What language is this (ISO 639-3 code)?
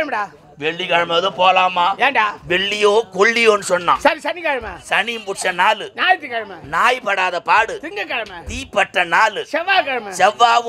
ara